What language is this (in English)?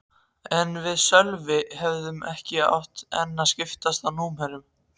Icelandic